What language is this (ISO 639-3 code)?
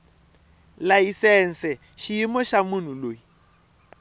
tso